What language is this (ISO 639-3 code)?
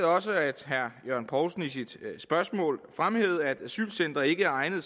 dan